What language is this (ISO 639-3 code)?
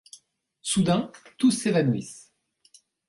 fra